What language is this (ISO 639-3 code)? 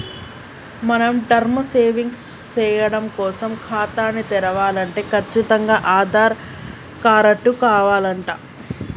tel